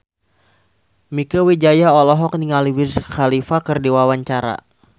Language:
Sundanese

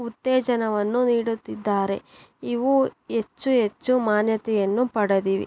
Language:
Kannada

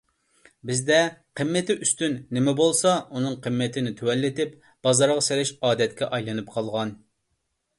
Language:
Uyghur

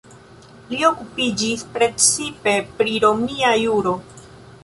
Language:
Esperanto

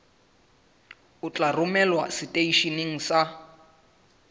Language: Southern Sotho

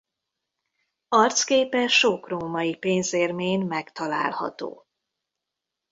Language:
Hungarian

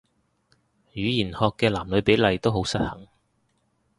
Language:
Cantonese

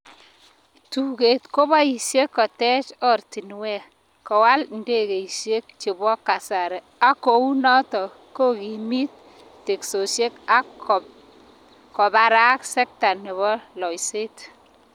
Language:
Kalenjin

